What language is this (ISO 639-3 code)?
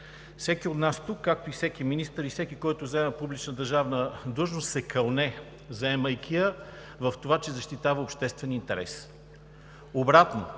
bul